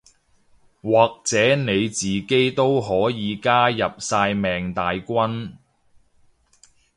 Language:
Cantonese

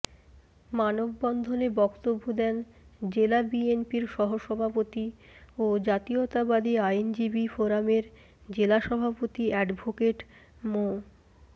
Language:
Bangla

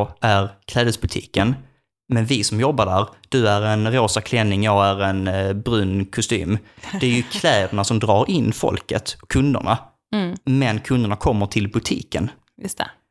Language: Swedish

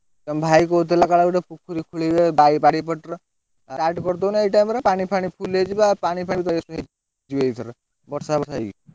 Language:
Odia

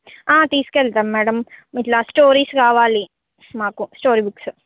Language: Telugu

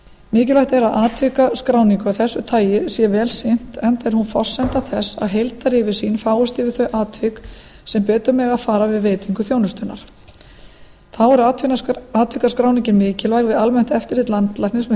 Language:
Icelandic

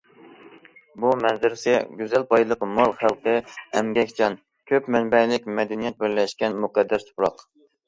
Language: Uyghur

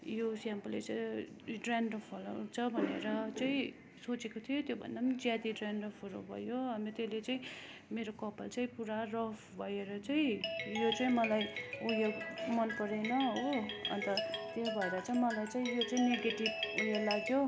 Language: Nepali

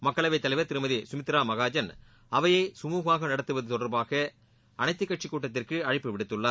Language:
Tamil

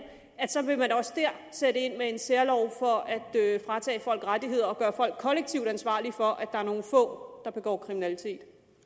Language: Danish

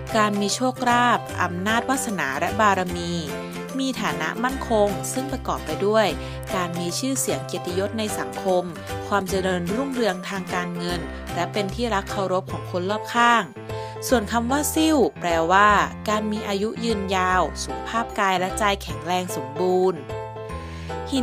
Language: Thai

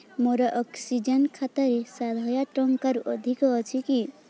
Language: Odia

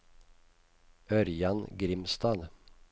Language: Norwegian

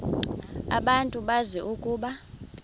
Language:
Xhosa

